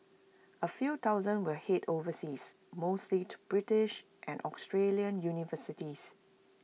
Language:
English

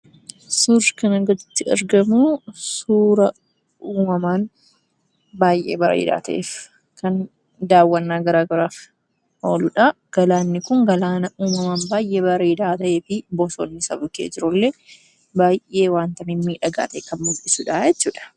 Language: Oromo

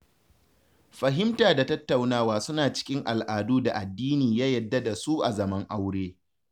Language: Hausa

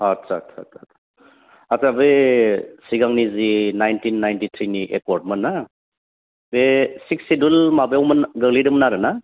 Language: Bodo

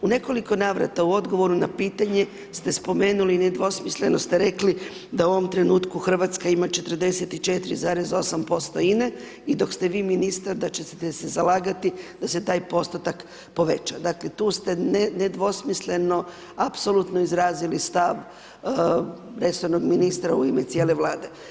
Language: Croatian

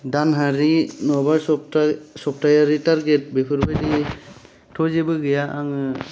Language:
Bodo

